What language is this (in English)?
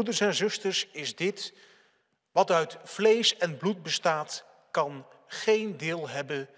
Dutch